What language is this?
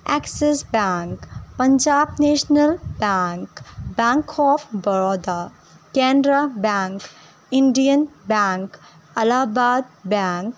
Urdu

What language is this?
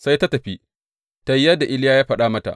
Hausa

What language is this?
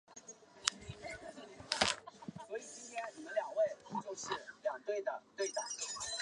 Chinese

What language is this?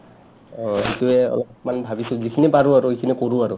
Assamese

